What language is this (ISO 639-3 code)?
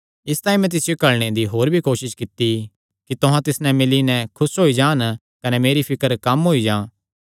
xnr